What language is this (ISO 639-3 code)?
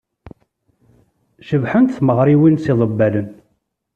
kab